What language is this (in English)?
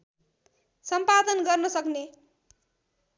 Nepali